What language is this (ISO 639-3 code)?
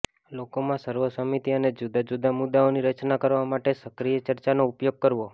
guj